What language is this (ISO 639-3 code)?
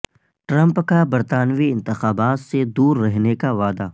urd